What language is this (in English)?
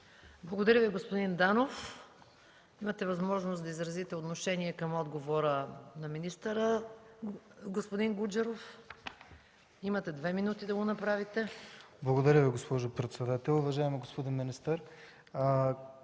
Bulgarian